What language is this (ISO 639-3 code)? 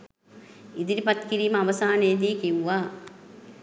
sin